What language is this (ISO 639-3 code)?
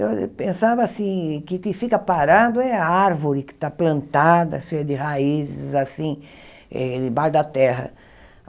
por